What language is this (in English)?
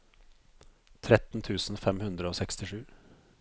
Norwegian